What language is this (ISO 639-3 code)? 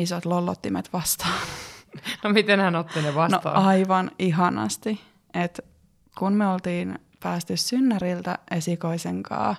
fin